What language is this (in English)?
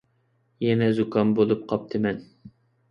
Uyghur